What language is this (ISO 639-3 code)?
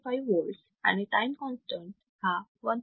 mar